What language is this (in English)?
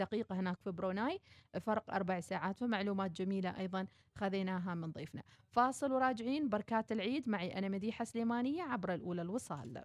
Arabic